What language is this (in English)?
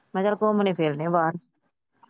Punjabi